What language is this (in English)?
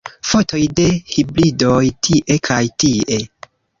Esperanto